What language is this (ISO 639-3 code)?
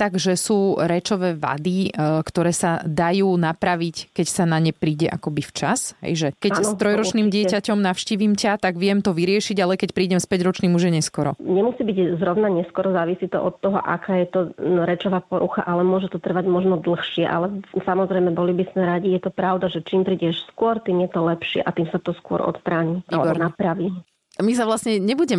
slk